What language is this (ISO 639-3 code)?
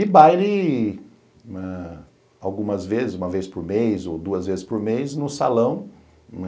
por